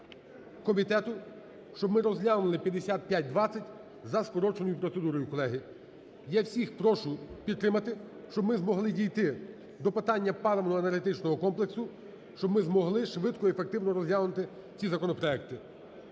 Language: Ukrainian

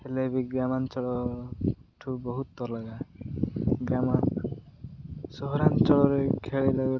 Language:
Odia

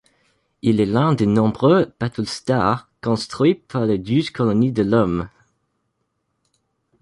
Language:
French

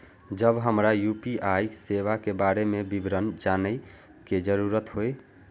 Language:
Maithili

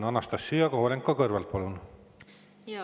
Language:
Estonian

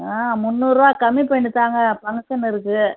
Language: Tamil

